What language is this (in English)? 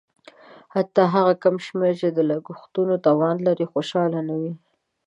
Pashto